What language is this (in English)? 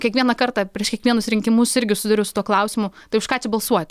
Lithuanian